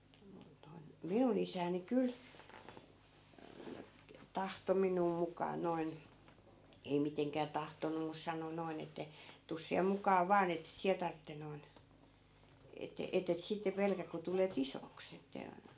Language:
Finnish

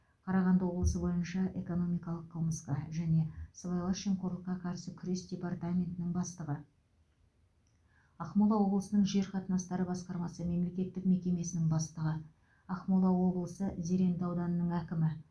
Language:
Kazakh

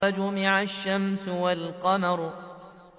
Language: Arabic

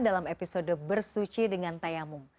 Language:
Indonesian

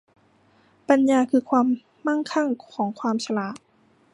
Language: Thai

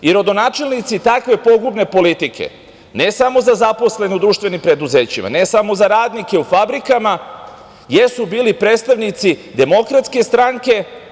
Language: Serbian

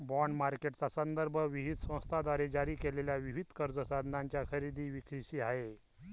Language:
Marathi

